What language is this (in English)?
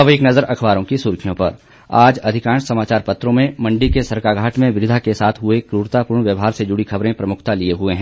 Hindi